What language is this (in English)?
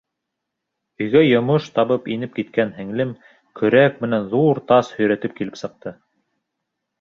Bashkir